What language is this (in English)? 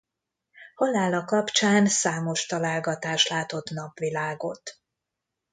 Hungarian